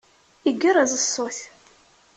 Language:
Kabyle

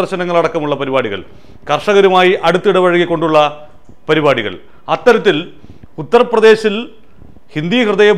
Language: Malayalam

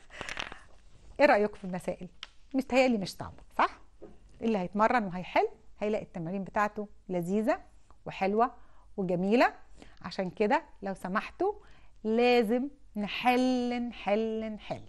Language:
Arabic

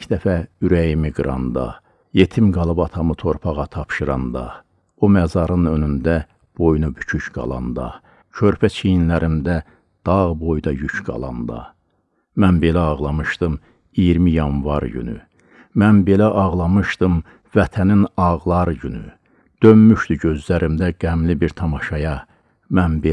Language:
Turkish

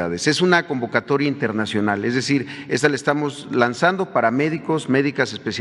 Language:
Spanish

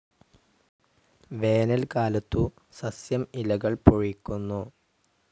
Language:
Malayalam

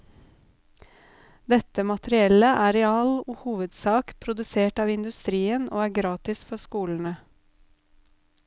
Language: Norwegian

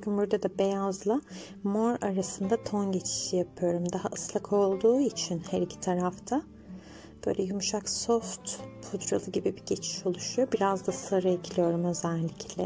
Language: Turkish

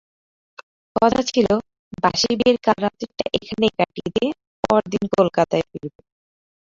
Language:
Bangla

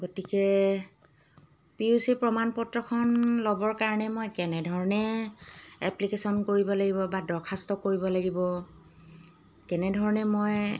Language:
Assamese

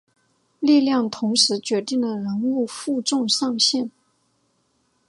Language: Chinese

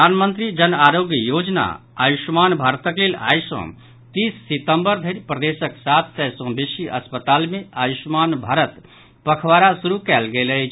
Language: Maithili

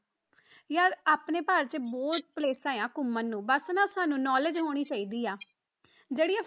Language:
Punjabi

